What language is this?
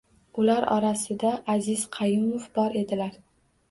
Uzbek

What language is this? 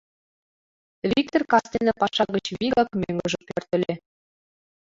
Mari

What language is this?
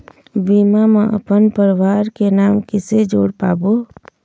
Chhattisgarhi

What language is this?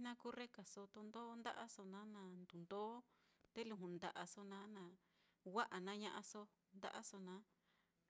Mitlatongo Mixtec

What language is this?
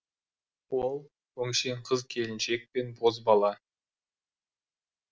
Kazakh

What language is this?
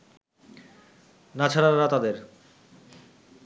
Bangla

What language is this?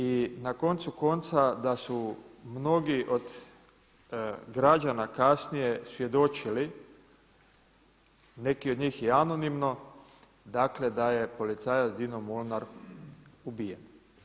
Croatian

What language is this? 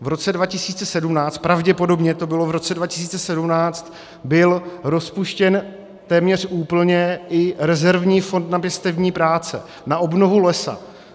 Czech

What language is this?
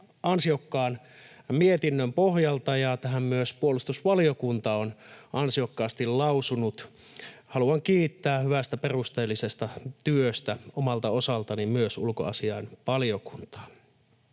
Finnish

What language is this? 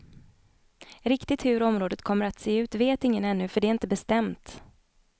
Swedish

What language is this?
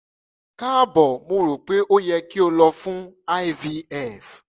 Yoruba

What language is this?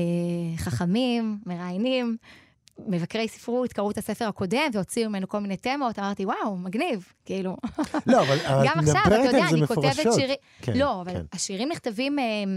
Hebrew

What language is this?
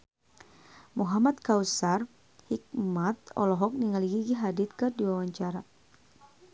Sundanese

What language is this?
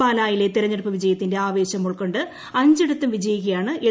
Malayalam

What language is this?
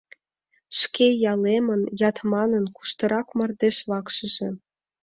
Mari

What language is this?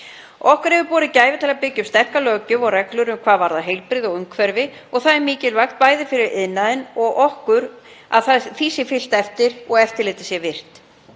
Icelandic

